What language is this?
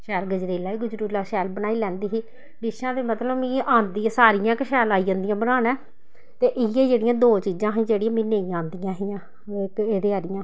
Dogri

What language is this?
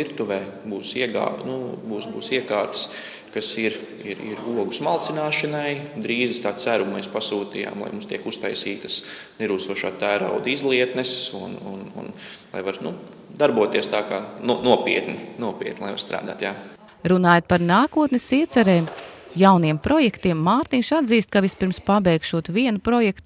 Latvian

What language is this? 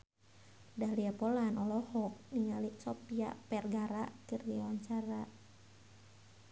Sundanese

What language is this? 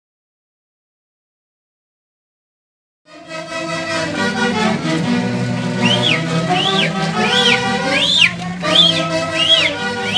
English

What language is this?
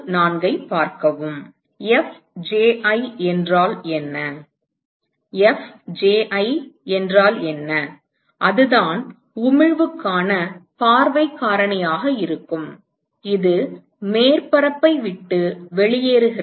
Tamil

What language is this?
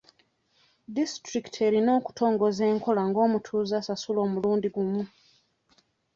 Ganda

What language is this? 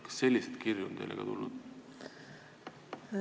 Estonian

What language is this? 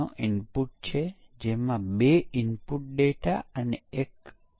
Gujarati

